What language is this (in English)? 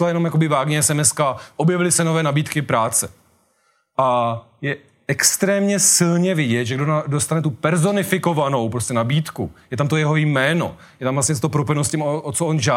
Czech